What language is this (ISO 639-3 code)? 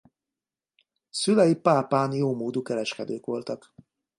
hun